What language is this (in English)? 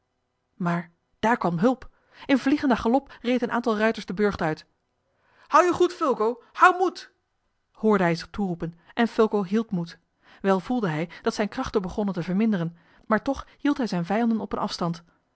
Dutch